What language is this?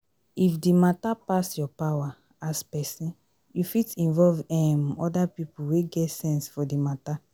Nigerian Pidgin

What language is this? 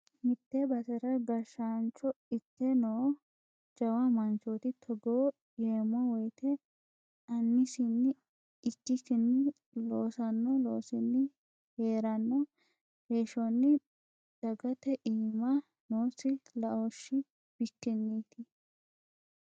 Sidamo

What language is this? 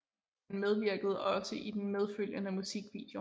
Danish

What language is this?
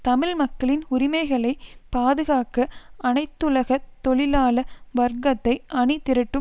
Tamil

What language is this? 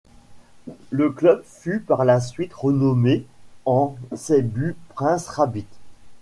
French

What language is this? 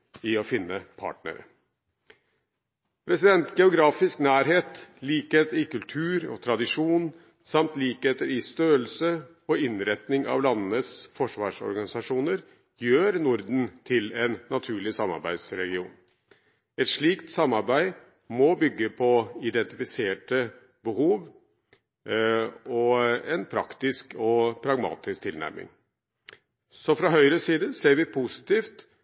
Norwegian Bokmål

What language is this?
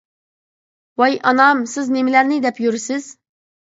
Uyghur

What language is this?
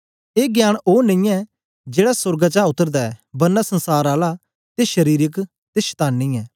Dogri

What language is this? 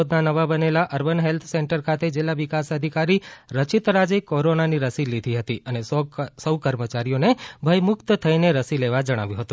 Gujarati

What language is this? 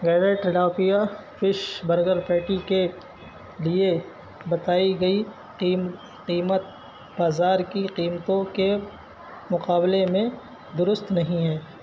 Urdu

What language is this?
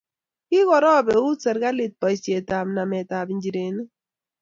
Kalenjin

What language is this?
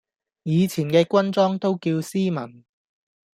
Cantonese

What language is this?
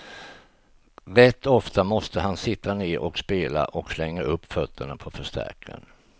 Swedish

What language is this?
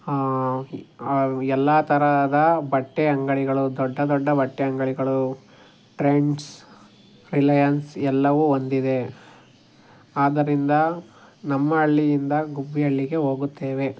Kannada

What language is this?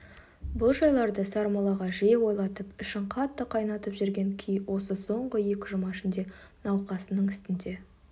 Kazakh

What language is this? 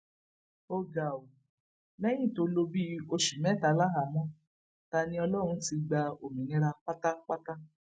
Yoruba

